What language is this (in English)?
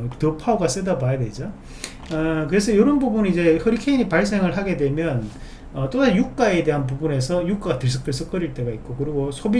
Korean